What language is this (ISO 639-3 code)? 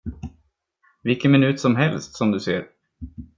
swe